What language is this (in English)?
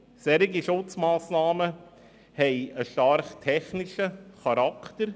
Swiss German